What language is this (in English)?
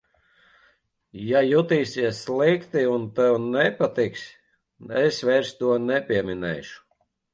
Latvian